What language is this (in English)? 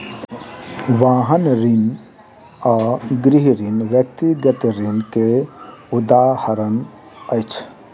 Maithili